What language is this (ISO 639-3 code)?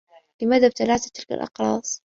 ara